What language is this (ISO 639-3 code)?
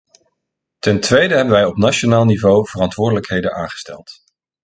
nld